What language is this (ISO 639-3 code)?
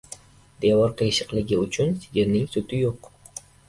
uzb